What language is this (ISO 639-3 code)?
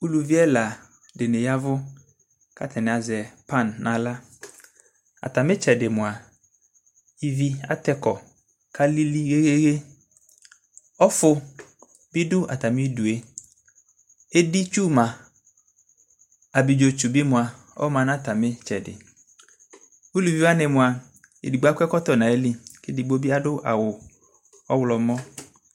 kpo